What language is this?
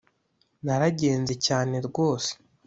Kinyarwanda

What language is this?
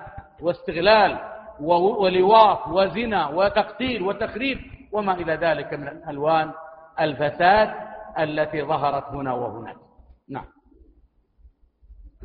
Arabic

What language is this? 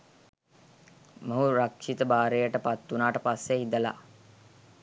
Sinhala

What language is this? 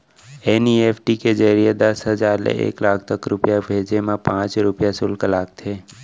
Chhattisgarhi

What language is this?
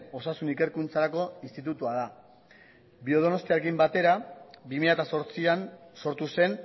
Basque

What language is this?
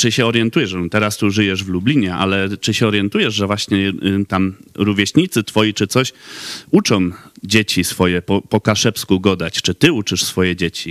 Polish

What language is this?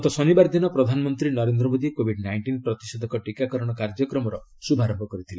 Odia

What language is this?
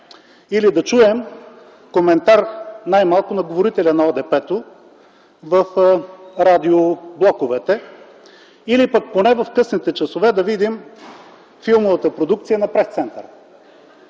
Bulgarian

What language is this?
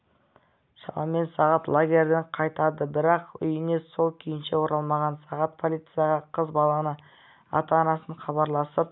Kazakh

